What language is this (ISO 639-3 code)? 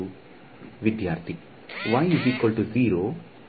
kan